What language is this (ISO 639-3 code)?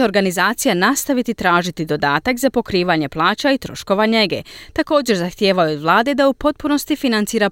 hrv